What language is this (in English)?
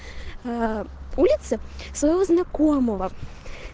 Russian